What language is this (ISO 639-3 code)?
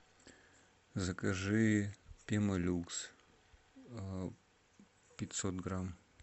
rus